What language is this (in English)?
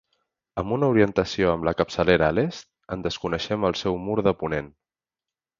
Catalan